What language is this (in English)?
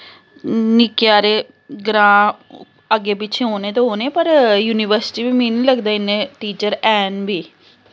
Dogri